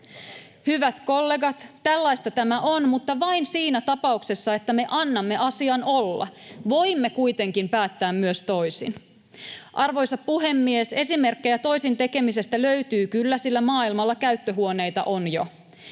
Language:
Finnish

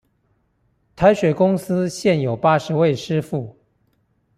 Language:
Chinese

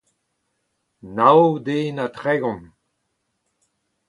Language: Breton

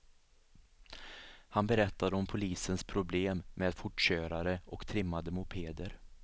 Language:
Swedish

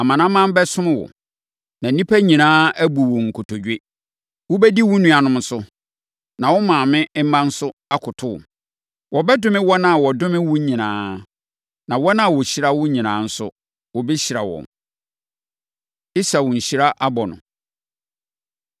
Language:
Akan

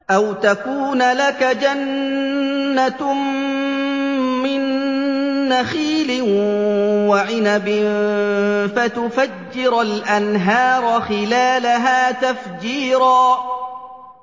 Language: Arabic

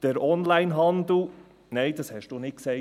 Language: Swiss German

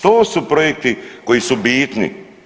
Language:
Croatian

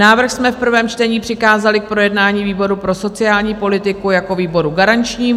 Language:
Czech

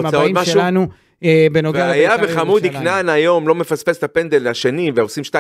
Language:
Hebrew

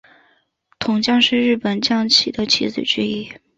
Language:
Chinese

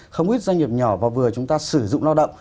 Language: Vietnamese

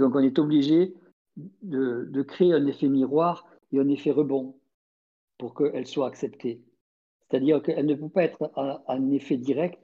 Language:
French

